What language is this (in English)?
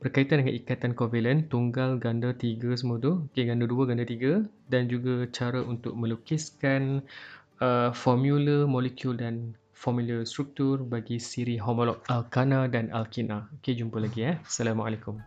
Malay